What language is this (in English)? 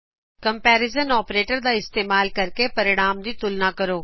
Punjabi